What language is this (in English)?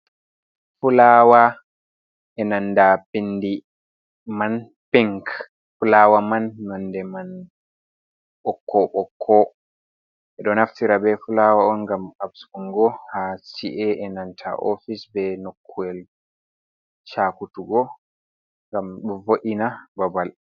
Fula